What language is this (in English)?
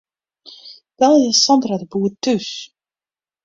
Western Frisian